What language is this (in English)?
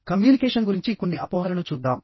Telugu